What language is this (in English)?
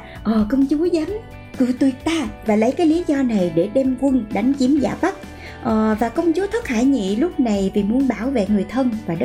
Vietnamese